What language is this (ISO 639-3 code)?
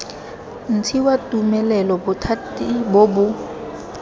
tsn